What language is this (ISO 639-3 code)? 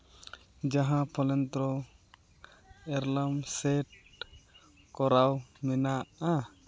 sat